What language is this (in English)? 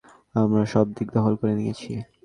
Bangla